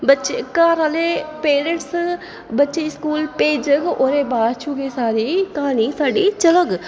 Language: Dogri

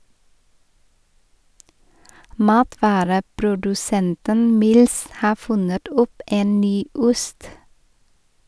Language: Norwegian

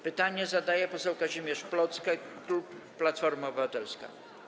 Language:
Polish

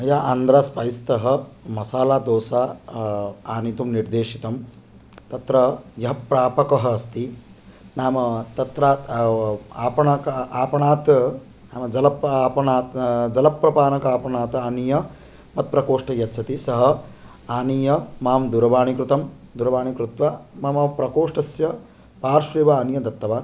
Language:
Sanskrit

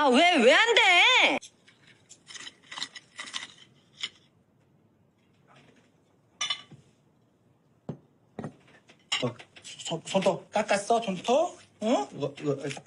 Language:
Korean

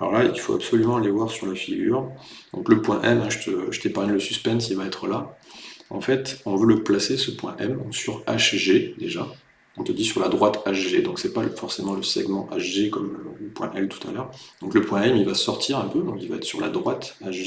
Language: French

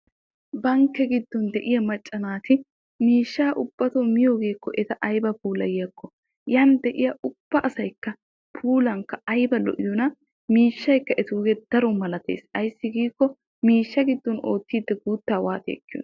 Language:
Wolaytta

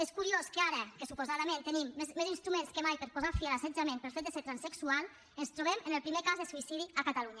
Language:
Catalan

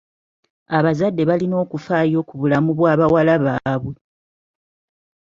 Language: Ganda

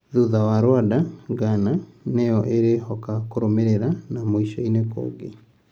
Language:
Kikuyu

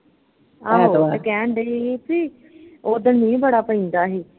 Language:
Punjabi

